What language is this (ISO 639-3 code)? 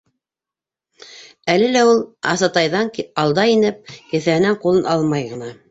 bak